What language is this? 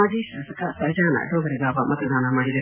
Kannada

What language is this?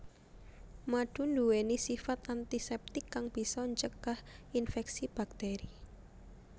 Javanese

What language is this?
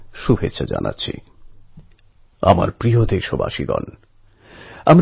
Bangla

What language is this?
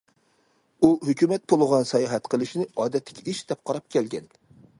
Uyghur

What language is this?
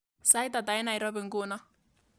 Kalenjin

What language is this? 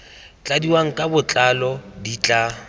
Tswana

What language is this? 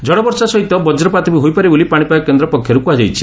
Odia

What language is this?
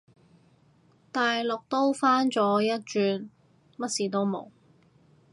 Cantonese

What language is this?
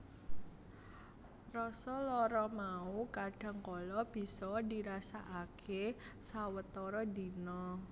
Javanese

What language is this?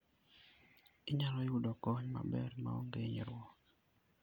Luo (Kenya and Tanzania)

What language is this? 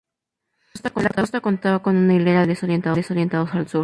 Spanish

